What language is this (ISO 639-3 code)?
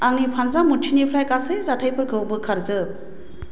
brx